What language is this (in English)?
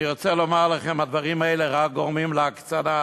Hebrew